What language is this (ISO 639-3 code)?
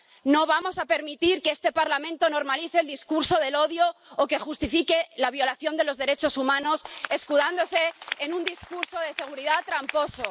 spa